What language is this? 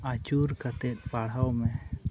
Santali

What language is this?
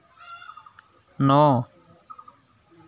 Assamese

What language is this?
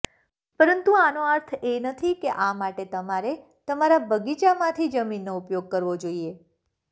Gujarati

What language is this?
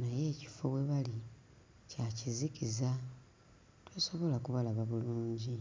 Ganda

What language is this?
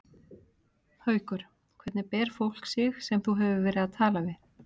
Icelandic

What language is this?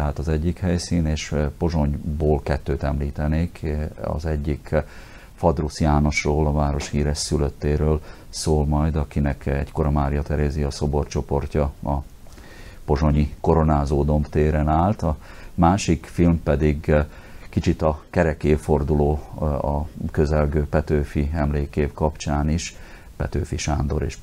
Hungarian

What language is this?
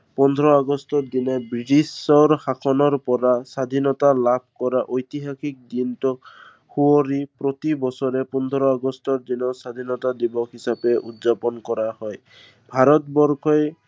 Assamese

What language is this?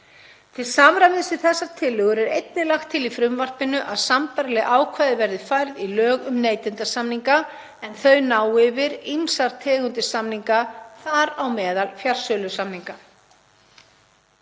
Icelandic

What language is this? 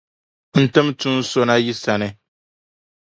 Dagbani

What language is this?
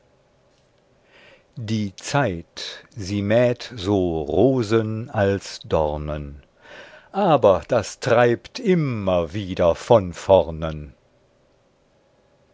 German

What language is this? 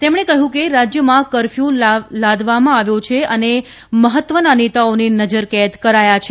Gujarati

